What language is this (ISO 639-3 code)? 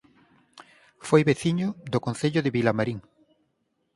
glg